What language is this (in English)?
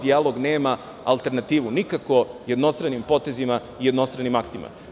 Serbian